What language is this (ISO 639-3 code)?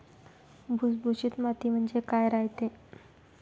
mar